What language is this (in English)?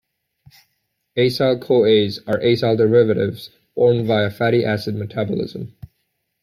English